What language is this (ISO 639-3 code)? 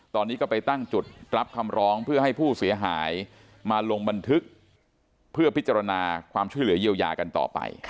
tha